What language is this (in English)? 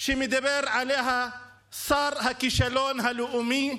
Hebrew